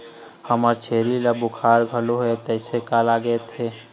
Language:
Chhattisgarhi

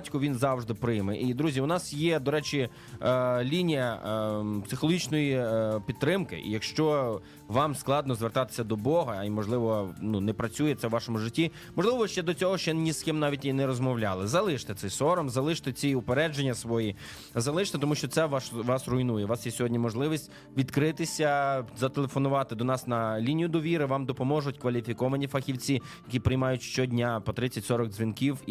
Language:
Ukrainian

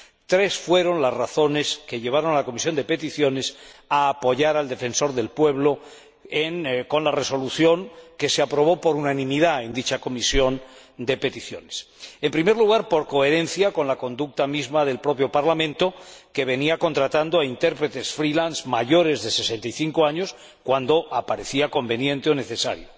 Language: Spanish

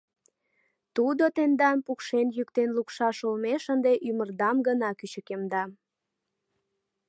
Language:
Mari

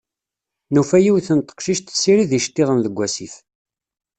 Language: Kabyle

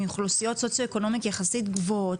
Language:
Hebrew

